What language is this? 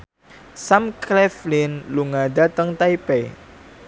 Javanese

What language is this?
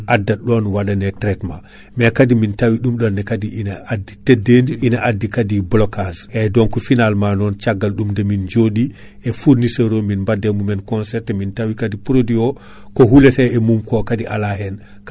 Fula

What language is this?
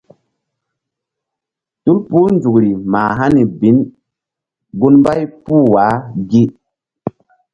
Mbum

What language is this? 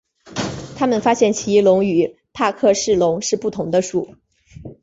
Chinese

